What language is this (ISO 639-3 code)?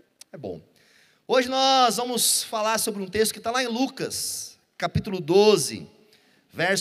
por